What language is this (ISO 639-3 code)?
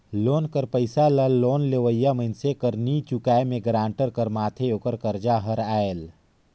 hne